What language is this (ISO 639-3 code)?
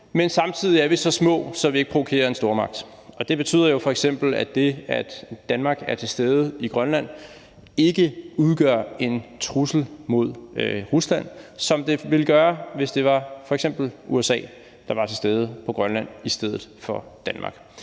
dan